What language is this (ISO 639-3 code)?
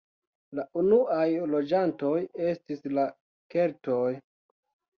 epo